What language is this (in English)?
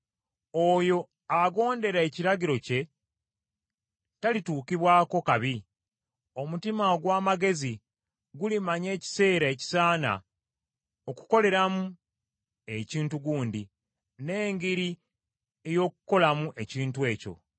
Ganda